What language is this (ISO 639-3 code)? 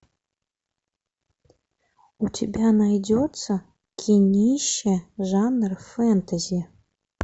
rus